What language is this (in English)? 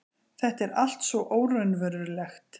Icelandic